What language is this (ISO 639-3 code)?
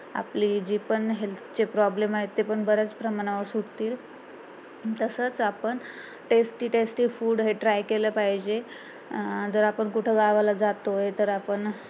mar